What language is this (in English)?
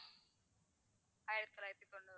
Tamil